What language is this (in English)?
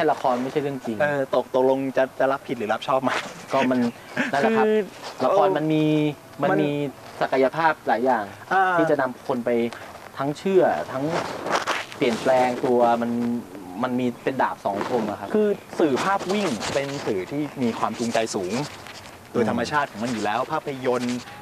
Thai